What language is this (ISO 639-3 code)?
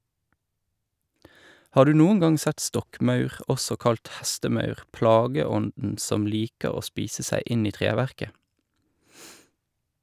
nor